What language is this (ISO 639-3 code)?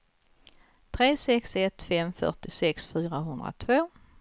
swe